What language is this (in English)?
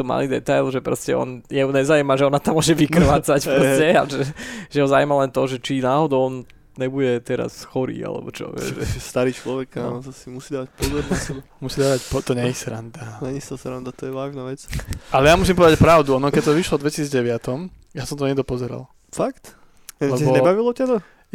Slovak